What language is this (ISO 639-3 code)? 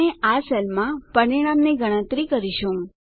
guj